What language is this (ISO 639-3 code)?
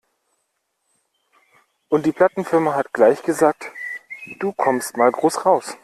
deu